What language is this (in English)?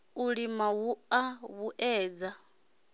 Venda